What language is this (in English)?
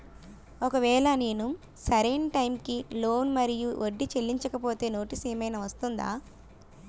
Telugu